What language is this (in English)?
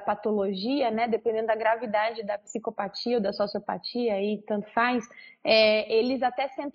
Portuguese